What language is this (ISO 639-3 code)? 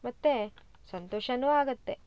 kan